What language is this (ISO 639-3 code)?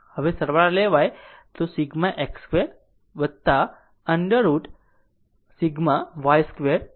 guj